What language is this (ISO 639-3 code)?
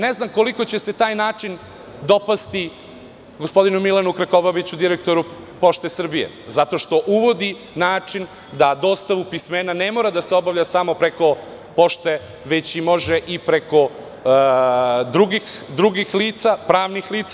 srp